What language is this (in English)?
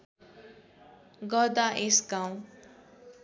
Nepali